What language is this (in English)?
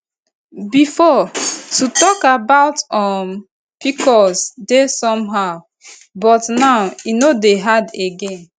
Nigerian Pidgin